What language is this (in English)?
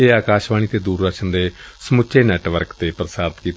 Punjabi